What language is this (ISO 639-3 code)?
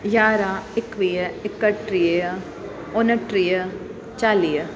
snd